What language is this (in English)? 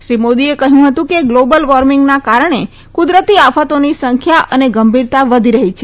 Gujarati